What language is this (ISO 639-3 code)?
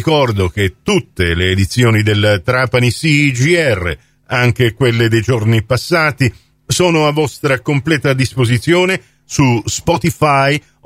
ita